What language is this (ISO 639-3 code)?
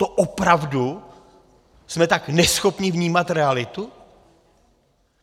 ces